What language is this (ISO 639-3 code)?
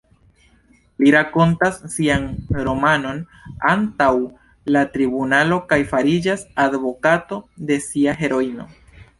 epo